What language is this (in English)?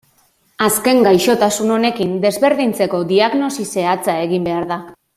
Basque